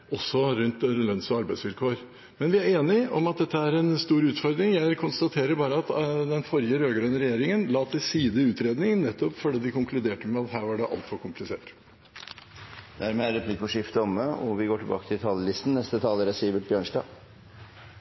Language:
Norwegian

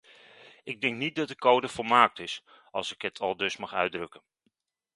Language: Dutch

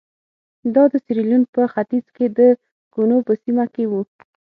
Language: Pashto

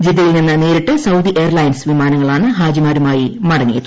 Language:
Malayalam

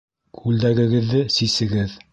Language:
Bashkir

